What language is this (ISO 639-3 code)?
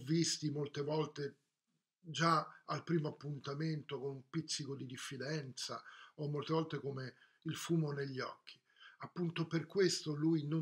ita